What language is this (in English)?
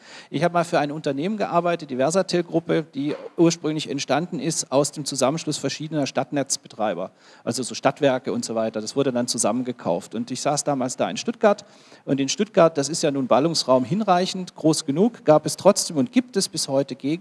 German